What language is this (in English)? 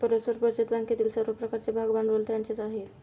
Marathi